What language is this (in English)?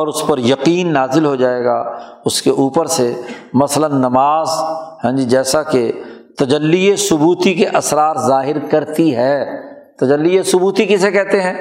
Urdu